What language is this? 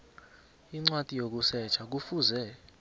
South Ndebele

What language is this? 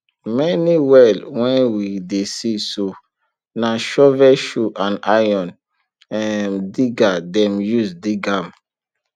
Nigerian Pidgin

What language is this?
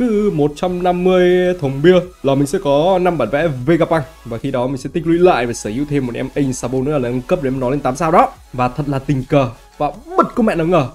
Vietnamese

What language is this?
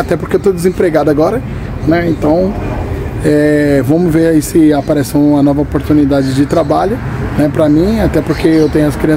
Portuguese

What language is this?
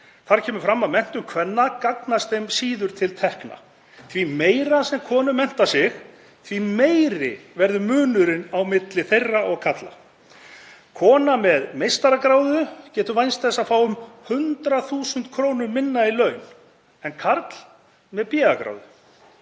Icelandic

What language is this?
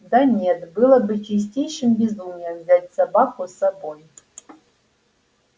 Russian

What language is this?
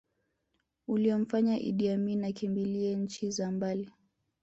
Swahili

